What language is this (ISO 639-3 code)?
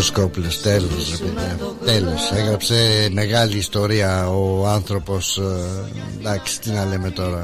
ell